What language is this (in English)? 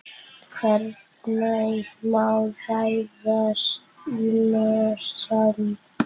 Icelandic